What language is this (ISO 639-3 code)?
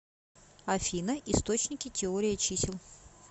rus